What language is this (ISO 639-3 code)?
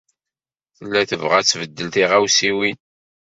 kab